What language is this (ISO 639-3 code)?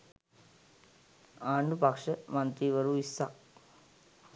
sin